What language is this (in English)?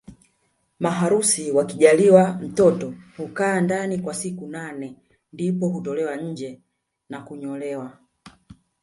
Swahili